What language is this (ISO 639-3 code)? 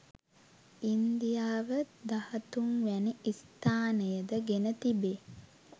sin